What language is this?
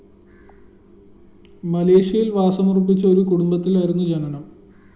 Malayalam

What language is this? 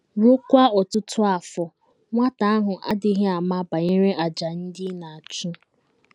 Igbo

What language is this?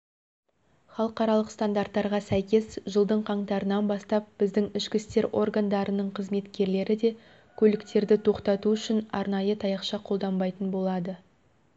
Kazakh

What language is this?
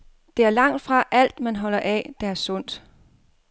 Danish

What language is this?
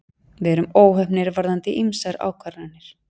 Icelandic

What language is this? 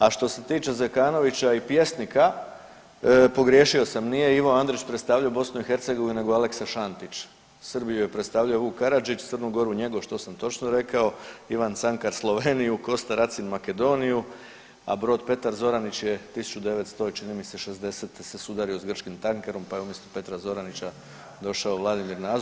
Croatian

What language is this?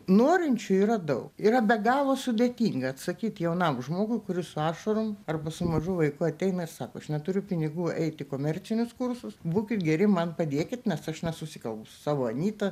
Lithuanian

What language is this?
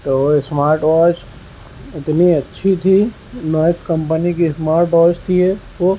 Urdu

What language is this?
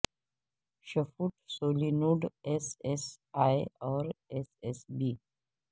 Urdu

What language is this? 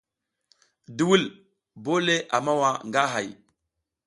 South Giziga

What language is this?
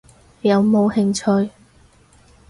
Cantonese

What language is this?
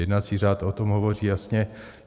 Czech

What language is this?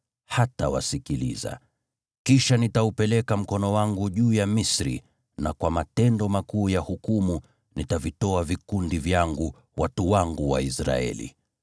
Swahili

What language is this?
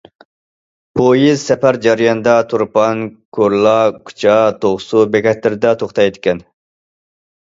Uyghur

